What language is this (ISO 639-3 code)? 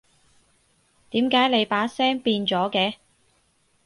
yue